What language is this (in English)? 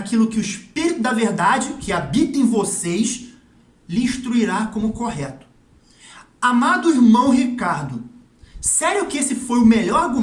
Portuguese